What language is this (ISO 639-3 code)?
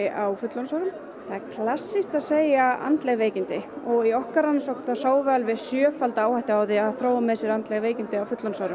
isl